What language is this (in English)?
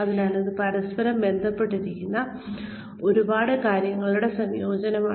Malayalam